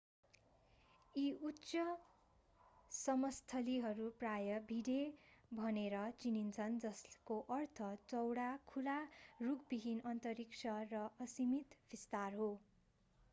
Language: Nepali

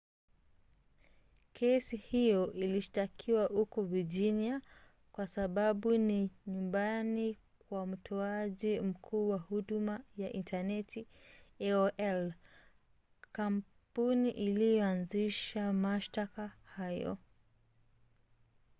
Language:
Swahili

